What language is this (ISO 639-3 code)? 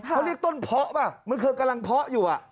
tha